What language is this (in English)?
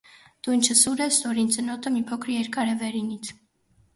Armenian